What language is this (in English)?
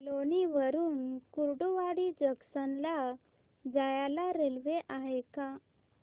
Marathi